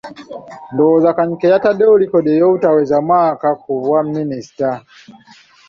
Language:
Ganda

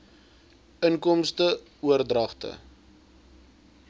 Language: Afrikaans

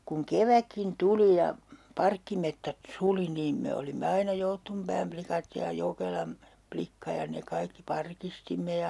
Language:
Finnish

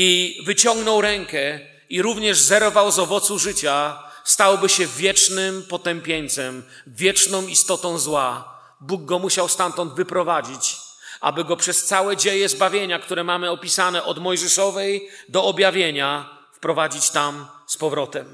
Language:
Polish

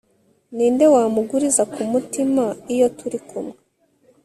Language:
Kinyarwanda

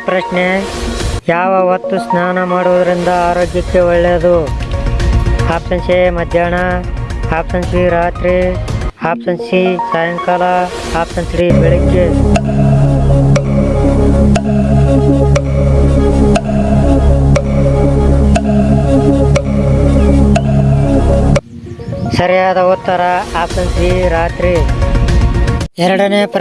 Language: Indonesian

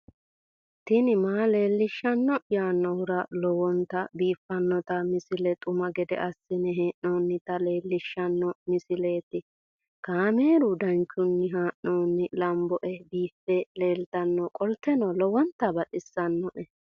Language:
Sidamo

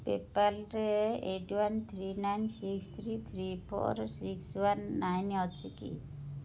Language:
Odia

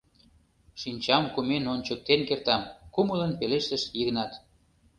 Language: Mari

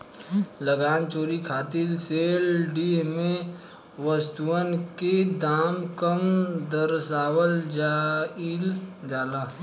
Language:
Bhojpuri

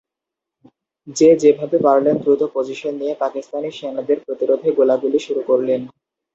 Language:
Bangla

